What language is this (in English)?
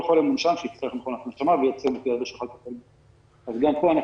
Hebrew